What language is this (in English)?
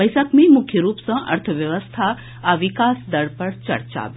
Maithili